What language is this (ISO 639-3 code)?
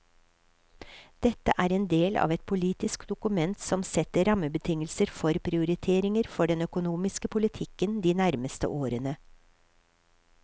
nor